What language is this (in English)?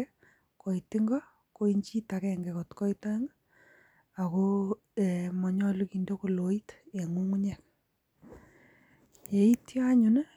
Kalenjin